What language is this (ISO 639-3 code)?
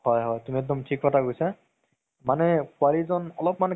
asm